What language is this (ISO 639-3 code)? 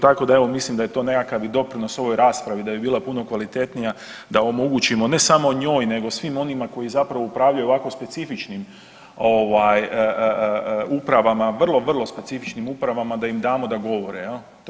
hrv